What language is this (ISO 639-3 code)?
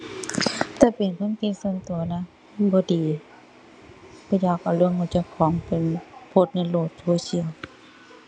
tha